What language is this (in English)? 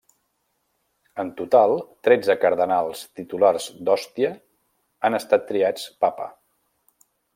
Catalan